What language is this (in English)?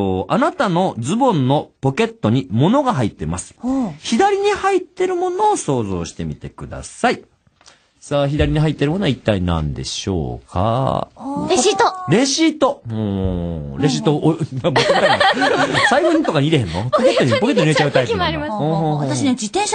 Japanese